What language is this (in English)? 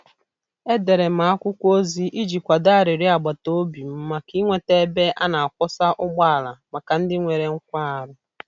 Igbo